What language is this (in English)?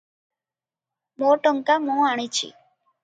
Odia